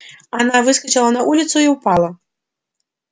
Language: Russian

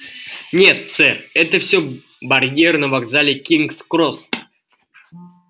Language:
Russian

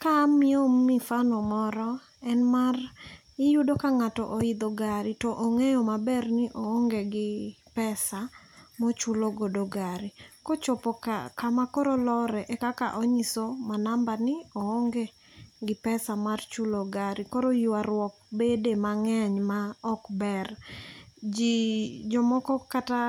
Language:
Luo (Kenya and Tanzania)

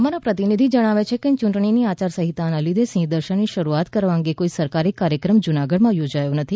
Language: Gujarati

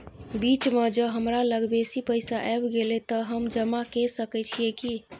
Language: Maithili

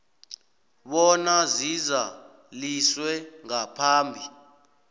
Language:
South Ndebele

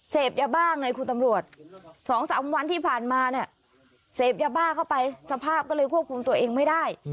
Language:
Thai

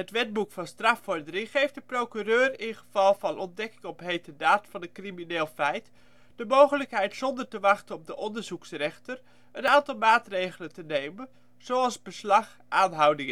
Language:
Dutch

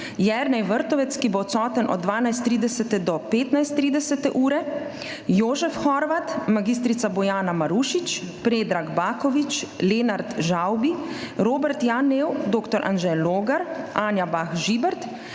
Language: Slovenian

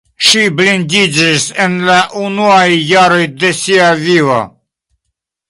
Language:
Esperanto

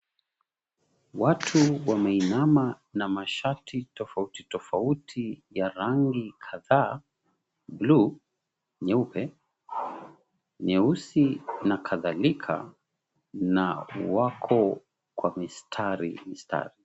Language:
Swahili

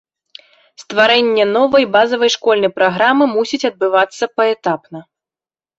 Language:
Belarusian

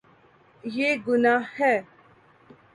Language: Urdu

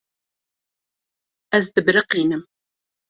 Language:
Kurdish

